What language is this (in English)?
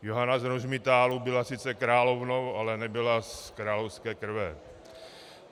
Czech